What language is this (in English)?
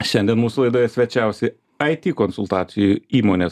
Lithuanian